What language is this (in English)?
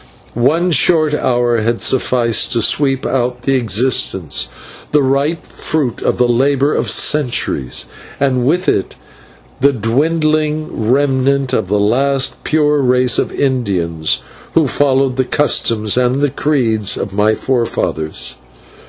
English